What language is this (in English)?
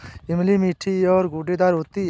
Hindi